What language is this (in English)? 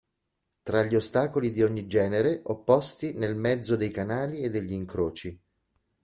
Italian